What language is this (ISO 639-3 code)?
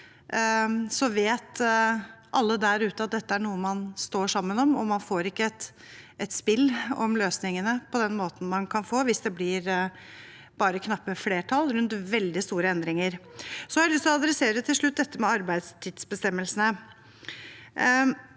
nor